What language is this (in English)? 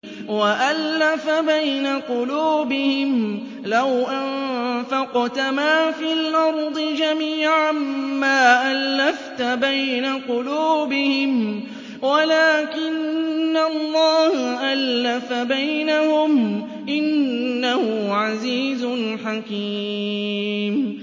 Arabic